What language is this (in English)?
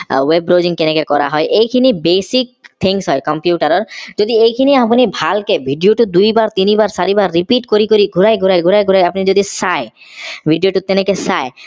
Assamese